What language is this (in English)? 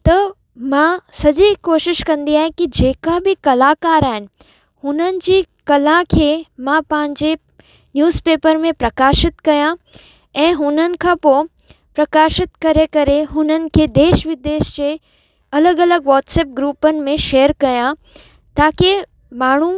Sindhi